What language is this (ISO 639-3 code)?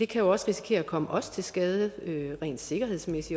dan